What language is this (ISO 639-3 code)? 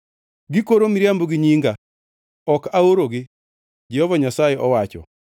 luo